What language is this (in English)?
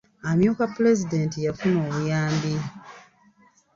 Ganda